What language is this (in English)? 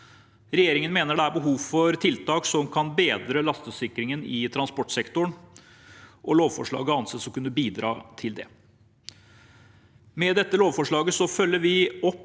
Norwegian